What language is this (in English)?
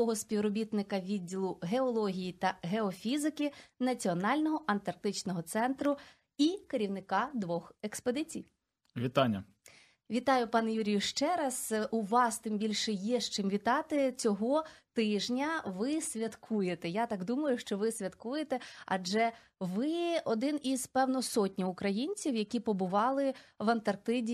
Ukrainian